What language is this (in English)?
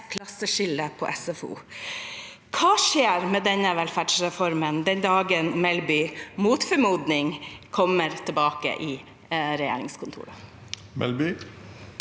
Norwegian